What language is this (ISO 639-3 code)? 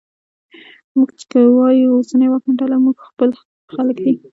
pus